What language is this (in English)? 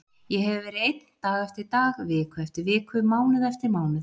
Icelandic